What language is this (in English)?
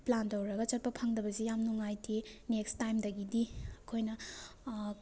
Manipuri